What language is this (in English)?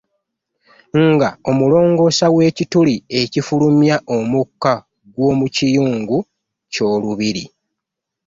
Ganda